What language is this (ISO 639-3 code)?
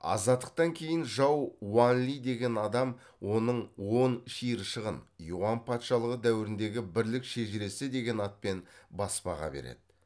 kaz